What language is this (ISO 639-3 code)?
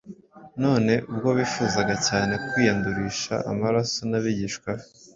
kin